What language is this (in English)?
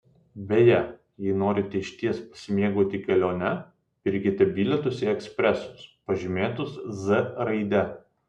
Lithuanian